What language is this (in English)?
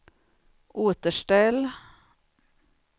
Swedish